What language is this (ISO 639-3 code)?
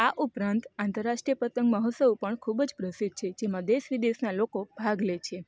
guj